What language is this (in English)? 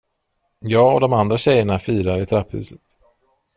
Swedish